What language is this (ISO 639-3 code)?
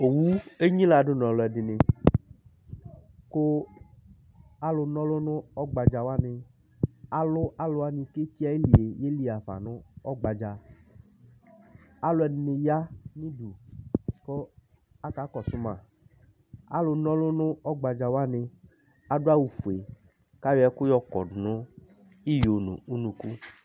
kpo